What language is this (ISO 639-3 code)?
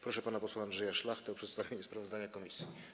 pol